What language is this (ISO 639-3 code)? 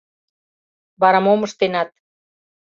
chm